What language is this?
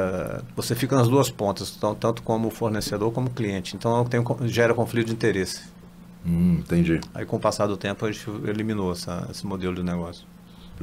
Portuguese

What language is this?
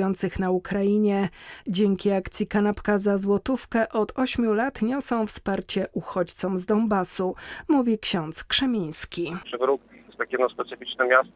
Polish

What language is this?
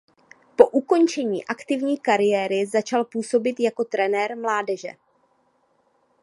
Czech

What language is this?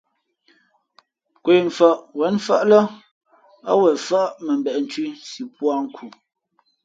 Fe'fe'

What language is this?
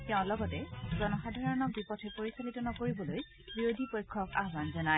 Assamese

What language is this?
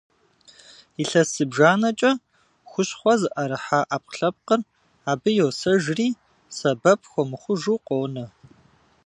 Kabardian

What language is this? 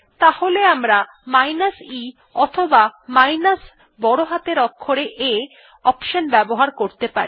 Bangla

